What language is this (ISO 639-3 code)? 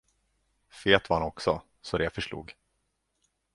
swe